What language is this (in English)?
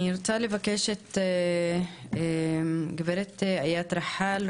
Hebrew